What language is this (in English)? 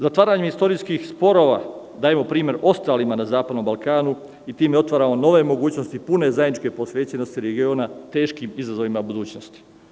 Serbian